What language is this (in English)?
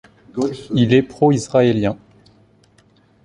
French